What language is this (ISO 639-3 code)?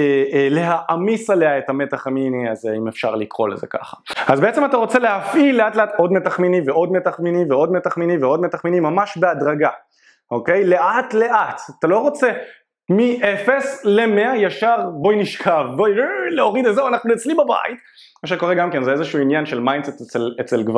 heb